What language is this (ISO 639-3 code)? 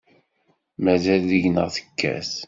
kab